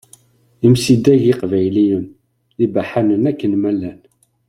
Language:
Kabyle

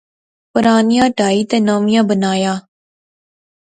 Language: Pahari-Potwari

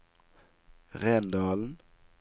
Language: Norwegian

